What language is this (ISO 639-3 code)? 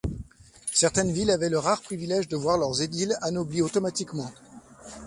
fra